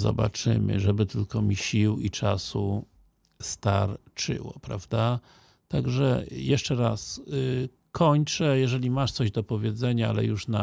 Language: Polish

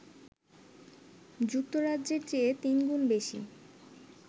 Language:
Bangla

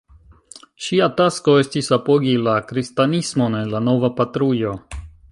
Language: Esperanto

